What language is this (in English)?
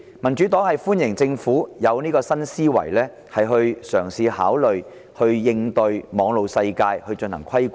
Cantonese